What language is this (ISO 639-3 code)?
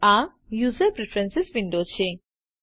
guj